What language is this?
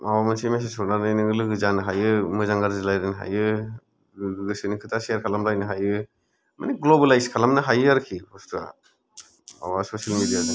Bodo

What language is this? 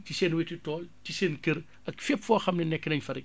Wolof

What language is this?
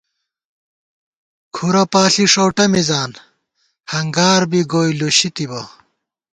Gawar-Bati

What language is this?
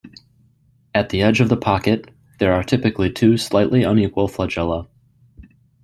English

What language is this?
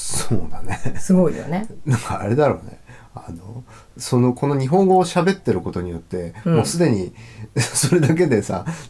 Japanese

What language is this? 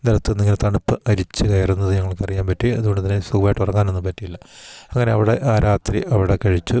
Malayalam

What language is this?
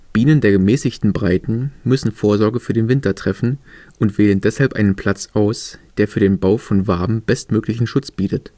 German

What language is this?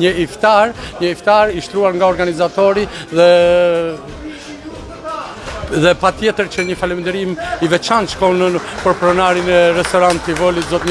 Romanian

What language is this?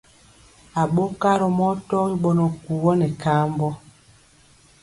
Mpiemo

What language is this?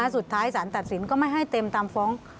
Thai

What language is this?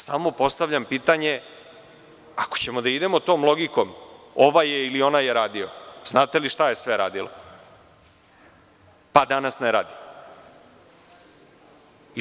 Serbian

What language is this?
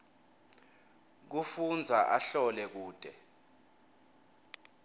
Swati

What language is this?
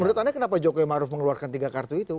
Indonesian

